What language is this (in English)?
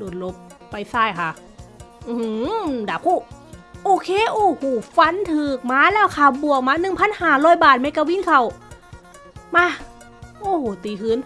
Thai